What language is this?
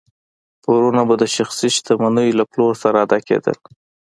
Pashto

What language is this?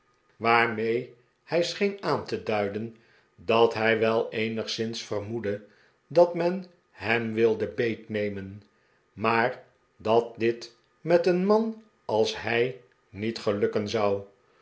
Dutch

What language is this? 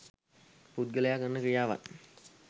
Sinhala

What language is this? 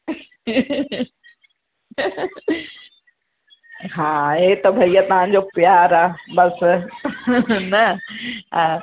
Sindhi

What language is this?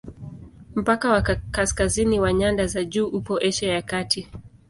Swahili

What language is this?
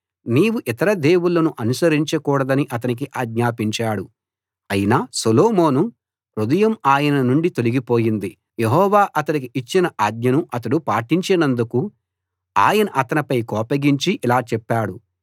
Telugu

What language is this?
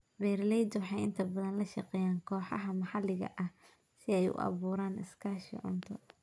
Somali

